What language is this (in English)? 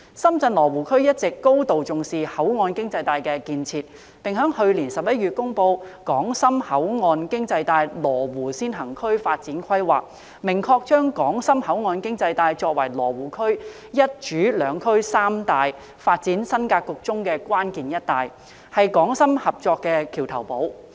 Cantonese